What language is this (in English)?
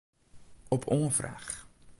Western Frisian